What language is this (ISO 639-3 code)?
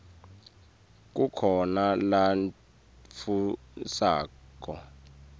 ssw